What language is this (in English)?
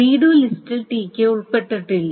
Malayalam